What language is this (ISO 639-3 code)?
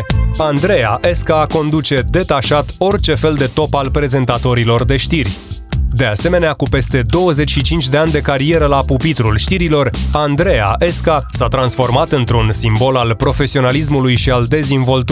ron